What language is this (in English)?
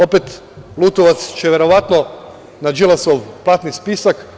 Serbian